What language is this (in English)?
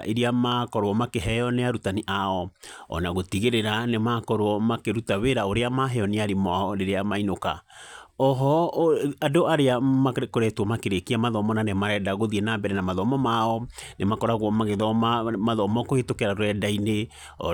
Kikuyu